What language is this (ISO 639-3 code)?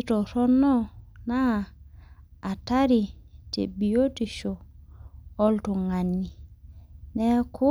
mas